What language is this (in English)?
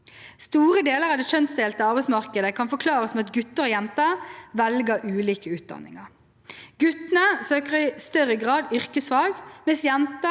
Norwegian